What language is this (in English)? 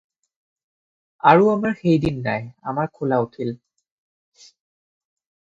Assamese